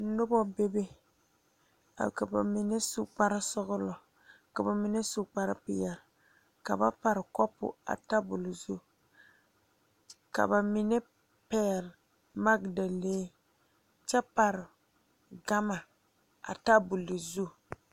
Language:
Southern Dagaare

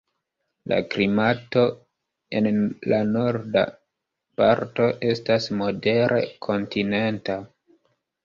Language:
Esperanto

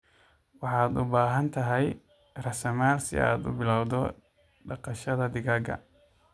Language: Somali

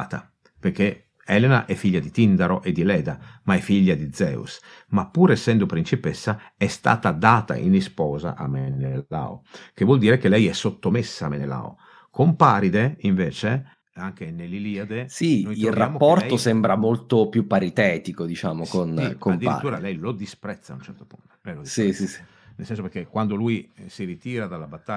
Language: Italian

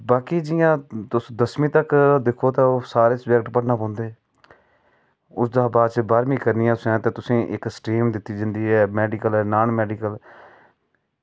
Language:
Dogri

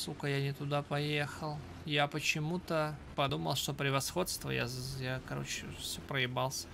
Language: Russian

